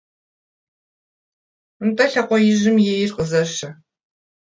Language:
Kabardian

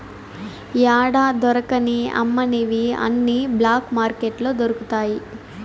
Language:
Telugu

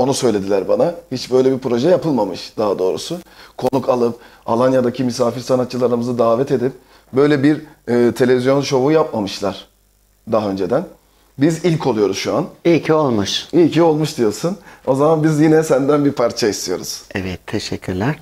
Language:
Turkish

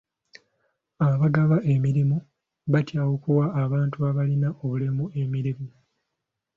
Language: Ganda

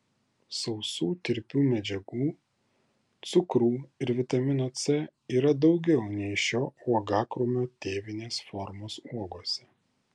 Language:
Lithuanian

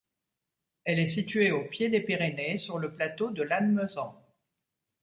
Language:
French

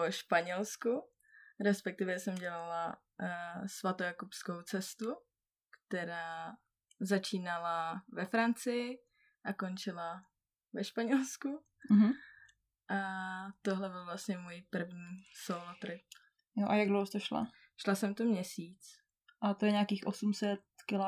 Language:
Czech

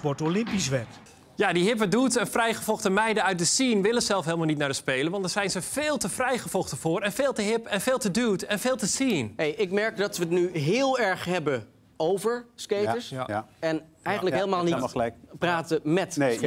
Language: Dutch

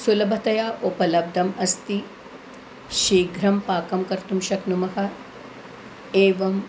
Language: Sanskrit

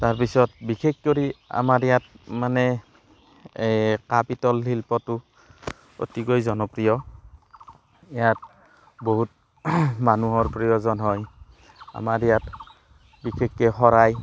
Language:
Assamese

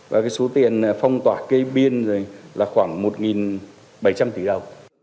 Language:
Vietnamese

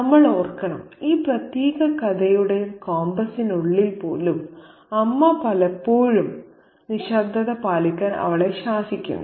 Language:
Malayalam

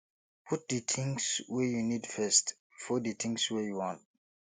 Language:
Nigerian Pidgin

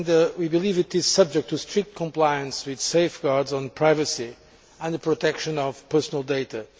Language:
English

